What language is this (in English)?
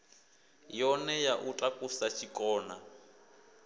Venda